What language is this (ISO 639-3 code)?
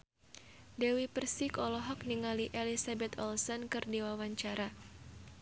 sun